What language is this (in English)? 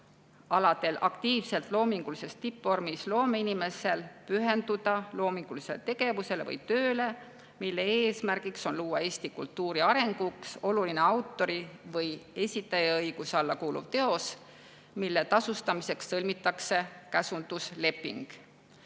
Estonian